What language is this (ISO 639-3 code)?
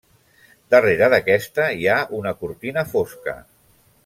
cat